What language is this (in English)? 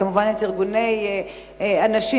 Hebrew